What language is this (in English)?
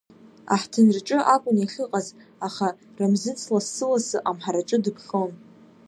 Abkhazian